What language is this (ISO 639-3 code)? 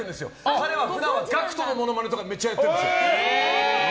jpn